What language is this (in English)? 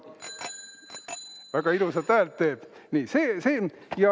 Estonian